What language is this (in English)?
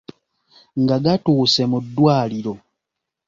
Ganda